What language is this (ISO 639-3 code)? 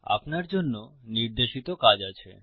ben